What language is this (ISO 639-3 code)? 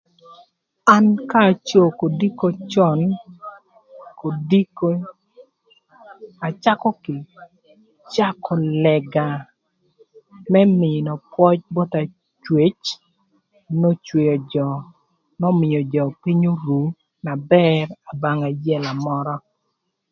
lth